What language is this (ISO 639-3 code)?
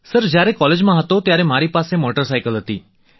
guj